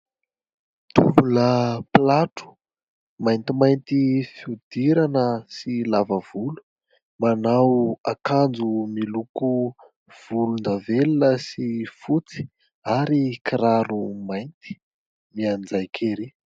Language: Malagasy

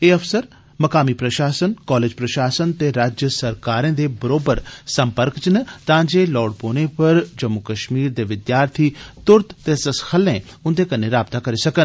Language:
Dogri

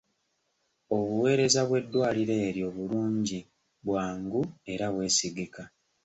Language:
Ganda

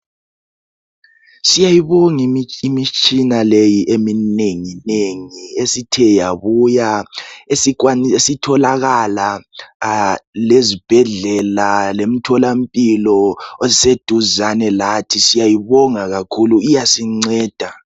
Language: North Ndebele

